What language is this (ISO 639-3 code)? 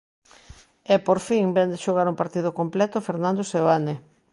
glg